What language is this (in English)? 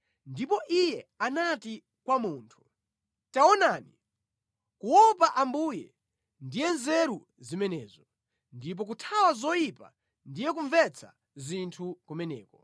Nyanja